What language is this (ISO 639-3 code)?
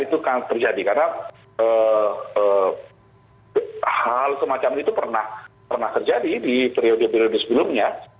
ind